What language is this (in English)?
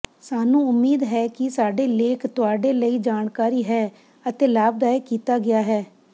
Punjabi